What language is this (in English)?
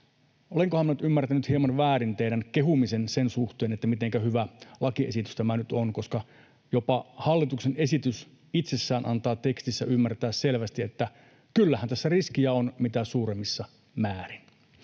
Finnish